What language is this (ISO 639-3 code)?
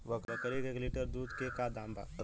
bho